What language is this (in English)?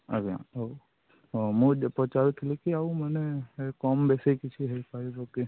Odia